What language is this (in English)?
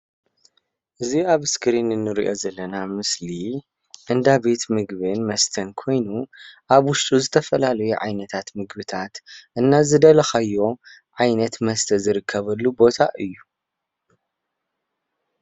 Tigrinya